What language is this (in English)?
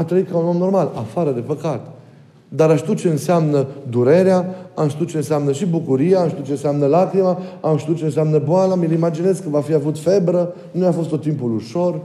Romanian